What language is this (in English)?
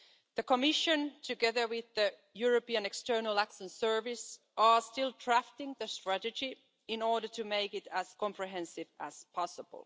English